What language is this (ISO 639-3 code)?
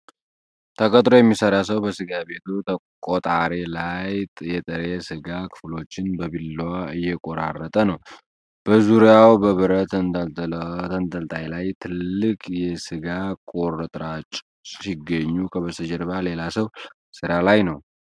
amh